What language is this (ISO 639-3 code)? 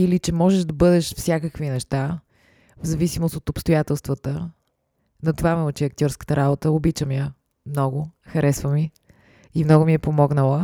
bul